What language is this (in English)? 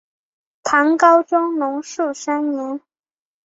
Chinese